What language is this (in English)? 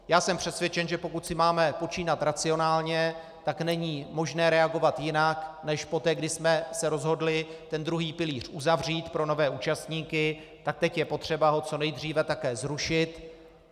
Czech